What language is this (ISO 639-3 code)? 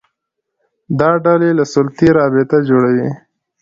pus